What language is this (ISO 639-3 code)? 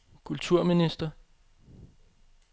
dan